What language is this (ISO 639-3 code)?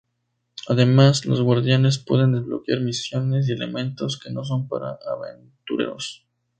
spa